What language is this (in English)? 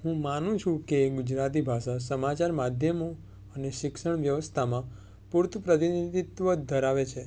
Gujarati